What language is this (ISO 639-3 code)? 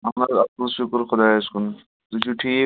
kas